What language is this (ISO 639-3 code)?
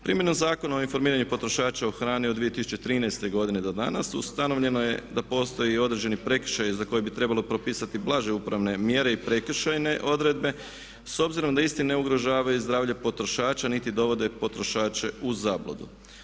hrv